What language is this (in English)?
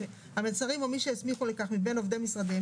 Hebrew